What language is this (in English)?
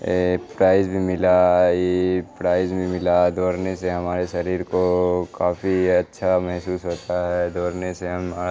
Urdu